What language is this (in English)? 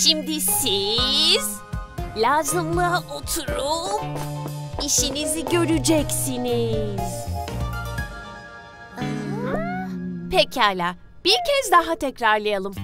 Turkish